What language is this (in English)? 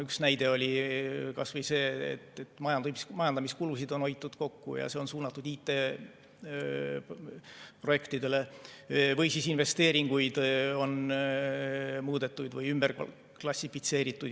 Estonian